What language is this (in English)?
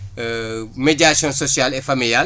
Wolof